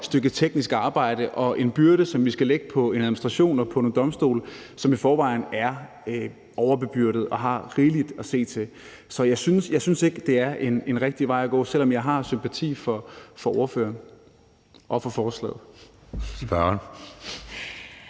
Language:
Danish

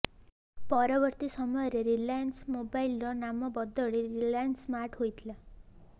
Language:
Odia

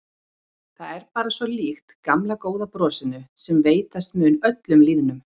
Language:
Icelandic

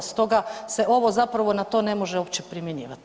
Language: Croatian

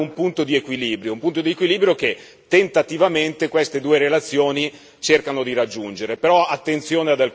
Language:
Italian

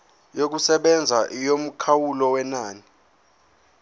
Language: Zulu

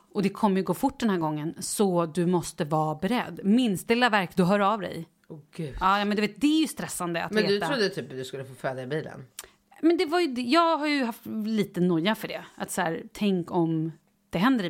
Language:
Swedish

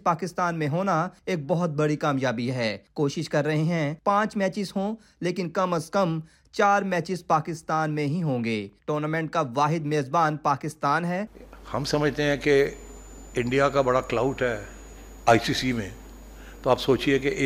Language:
Urdu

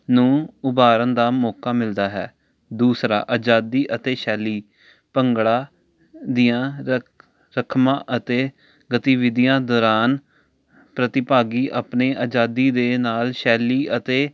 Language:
Punjabi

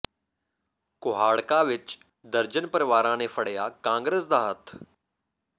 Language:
Punjabi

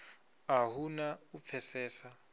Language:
Venda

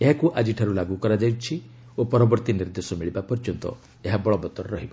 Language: Odia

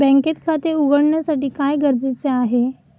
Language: Marathi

